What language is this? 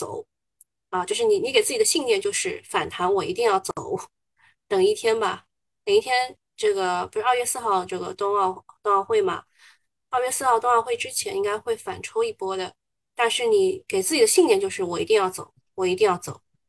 Chinese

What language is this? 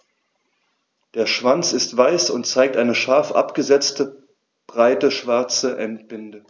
German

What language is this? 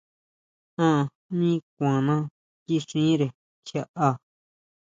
Huautla Mazatec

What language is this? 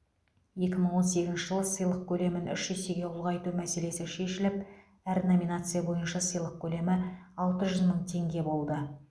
Kazakh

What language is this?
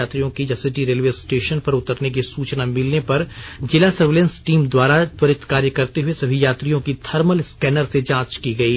Hindi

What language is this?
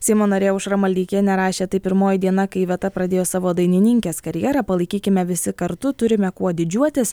Lithuanian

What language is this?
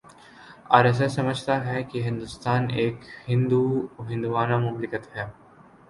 Urdu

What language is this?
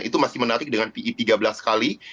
Indonesian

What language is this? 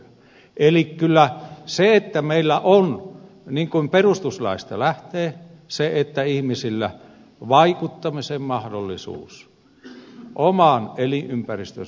Finnish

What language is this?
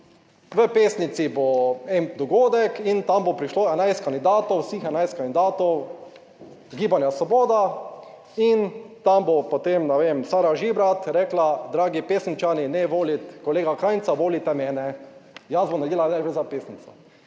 Slovenian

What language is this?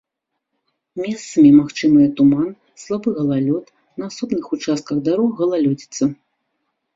Belarusian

